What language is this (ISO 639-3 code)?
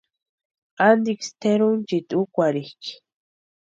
pua